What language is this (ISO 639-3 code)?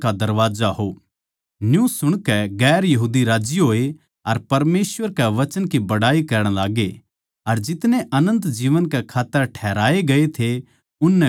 bgc